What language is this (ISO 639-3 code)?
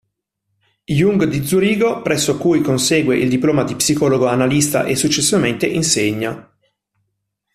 ita